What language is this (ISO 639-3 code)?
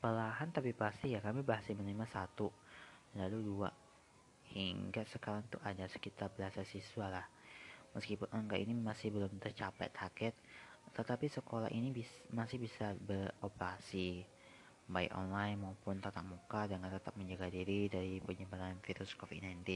ind